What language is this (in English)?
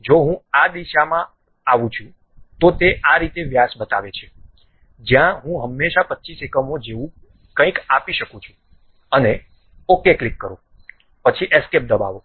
Gujarati